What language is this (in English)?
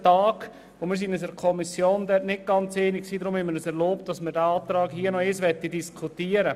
Swiss German